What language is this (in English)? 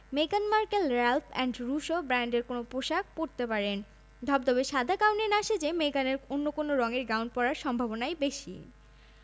Bangla